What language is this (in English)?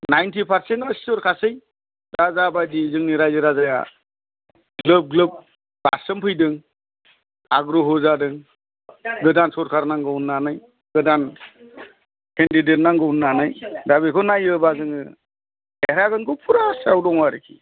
Bodo